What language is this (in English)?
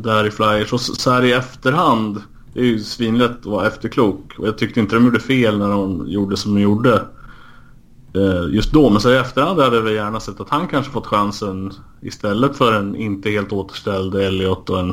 Swedish